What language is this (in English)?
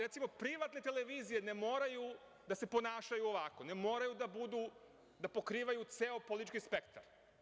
Serbian